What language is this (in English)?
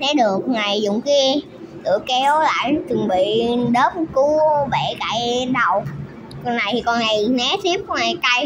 Vietnamese